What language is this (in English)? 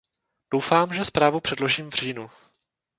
Czech